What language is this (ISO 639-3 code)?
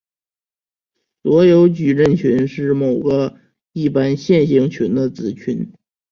zho